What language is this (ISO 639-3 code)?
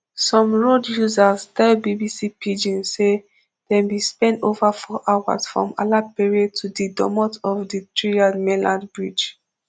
pcm